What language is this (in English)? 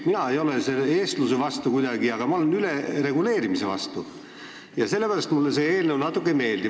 Estonian